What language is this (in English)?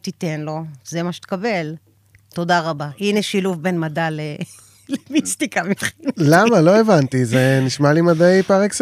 Hebrew